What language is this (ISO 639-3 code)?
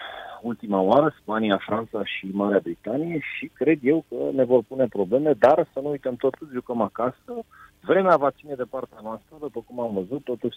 ron